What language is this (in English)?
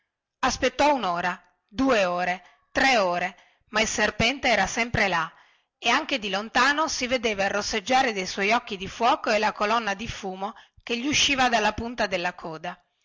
Italian